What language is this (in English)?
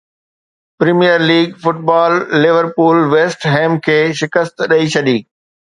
Sindhi